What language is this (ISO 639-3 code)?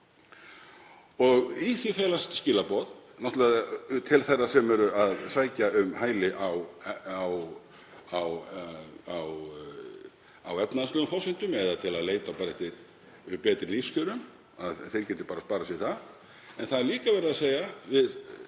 isl